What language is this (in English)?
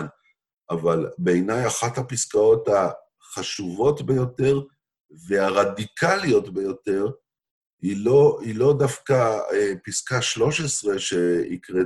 Hebrew